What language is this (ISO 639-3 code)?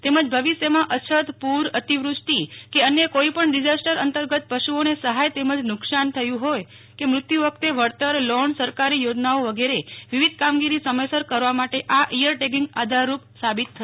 guj